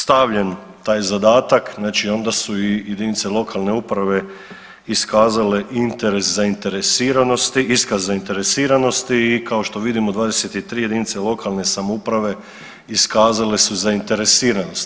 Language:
Croatian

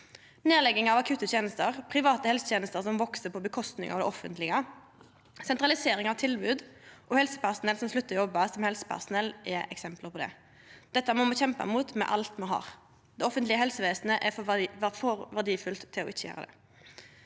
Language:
Norwegian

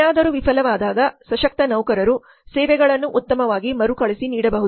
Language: Kannada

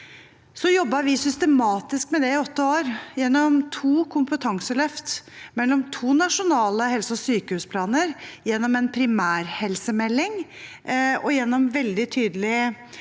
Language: Norwegian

